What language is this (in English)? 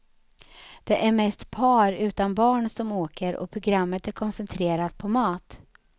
Swedish